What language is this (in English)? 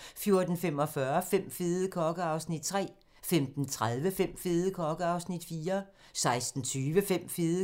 Danish